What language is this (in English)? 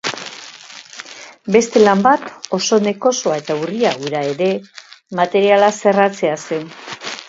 Basque